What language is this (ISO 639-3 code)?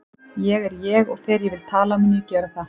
isl